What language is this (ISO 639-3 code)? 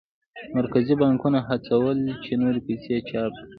pus